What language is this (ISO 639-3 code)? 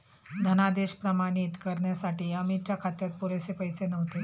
mar